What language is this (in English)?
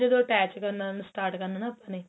Punjabi